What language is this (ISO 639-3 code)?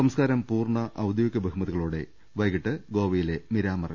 mal